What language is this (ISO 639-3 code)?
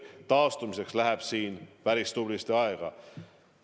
est